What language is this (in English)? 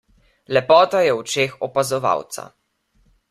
Slovenian